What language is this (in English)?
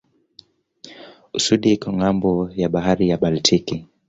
Swahili